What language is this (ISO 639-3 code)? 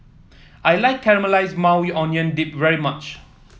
eng